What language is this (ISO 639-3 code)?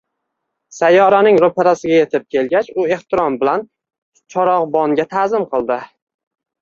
uzb